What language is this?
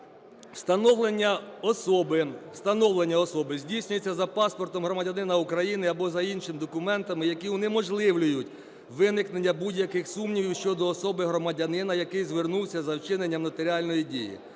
Ukrainian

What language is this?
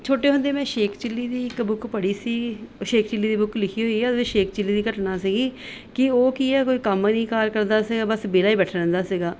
Punjabi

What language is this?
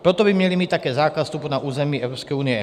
Czech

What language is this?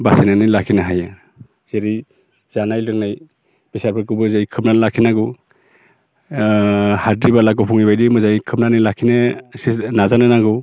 Bodo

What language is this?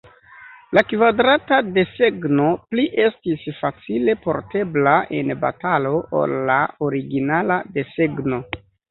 Esperanto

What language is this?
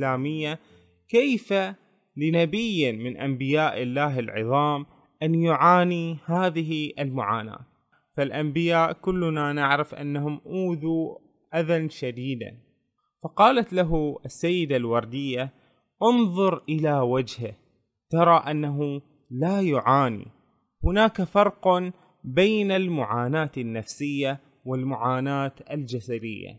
Arabic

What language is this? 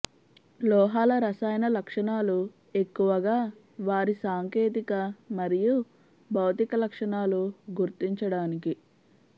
Telugu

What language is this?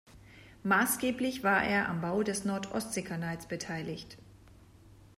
German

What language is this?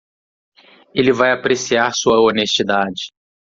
Portuguese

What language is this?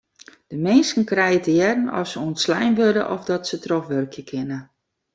Western Frisian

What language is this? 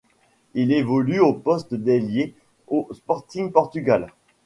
French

